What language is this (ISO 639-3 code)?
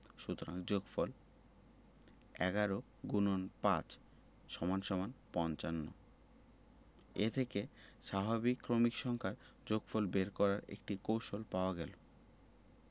ben